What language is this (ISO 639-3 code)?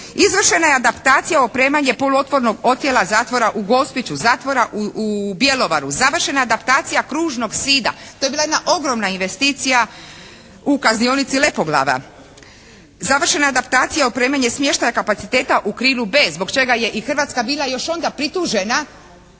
hrv